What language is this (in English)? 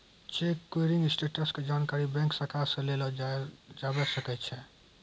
Maithili